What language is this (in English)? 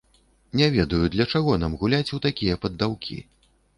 Belarusian